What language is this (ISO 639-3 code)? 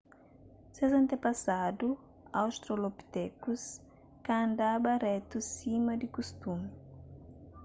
kea